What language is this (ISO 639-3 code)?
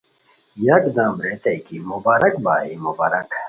khw